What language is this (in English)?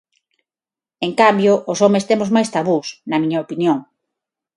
Galician